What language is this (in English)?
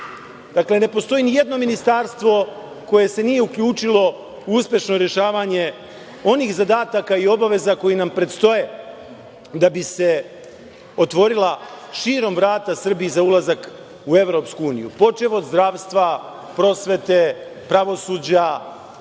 Serbian